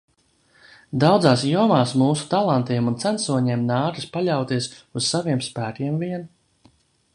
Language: Latvian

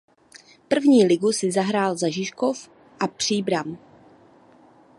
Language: Czech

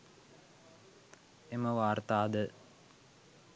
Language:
Sinhala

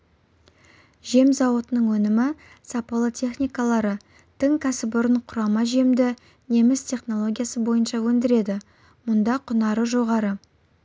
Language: Kazakh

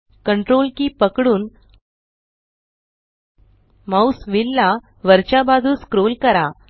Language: Marathi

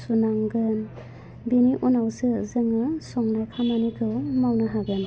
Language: Bodo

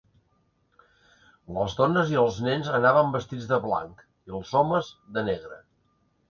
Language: Catalan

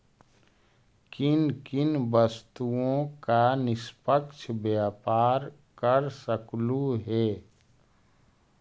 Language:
Magahi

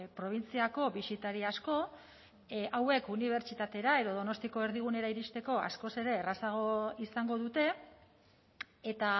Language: Basque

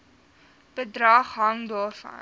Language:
Afrikaans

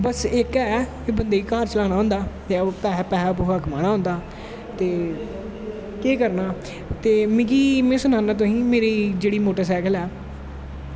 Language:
Dogri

